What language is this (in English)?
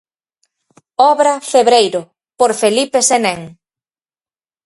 Galician